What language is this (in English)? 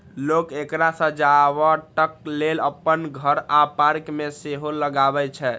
Maithili